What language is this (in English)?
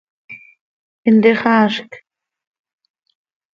Seri